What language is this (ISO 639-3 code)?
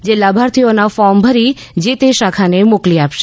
guj